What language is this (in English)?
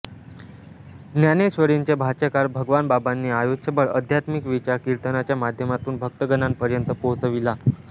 Marathi